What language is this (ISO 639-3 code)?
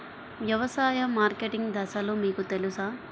tel